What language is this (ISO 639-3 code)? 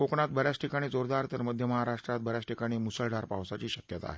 mar